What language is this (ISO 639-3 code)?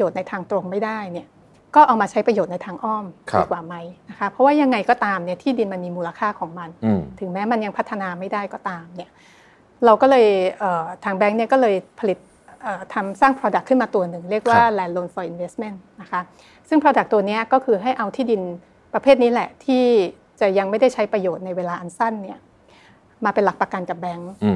tha